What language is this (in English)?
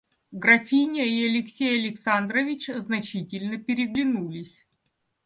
Russian